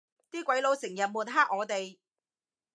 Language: Cantonese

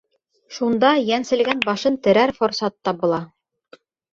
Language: Bashkir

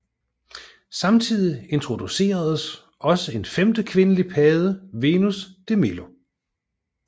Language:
Danish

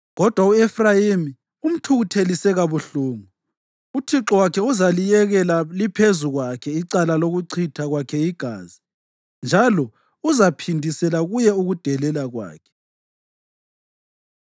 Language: North Ndebele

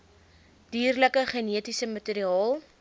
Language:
Afrikaans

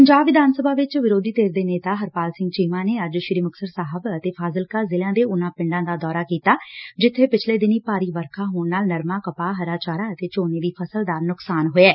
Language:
Punjabi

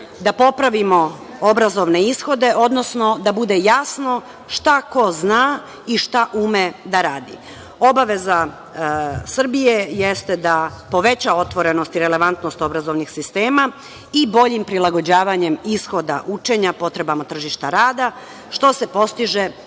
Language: Serbian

